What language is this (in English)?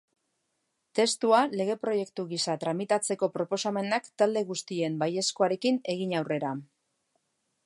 Basque